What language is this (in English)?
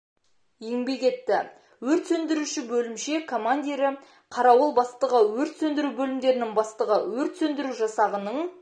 Kazakh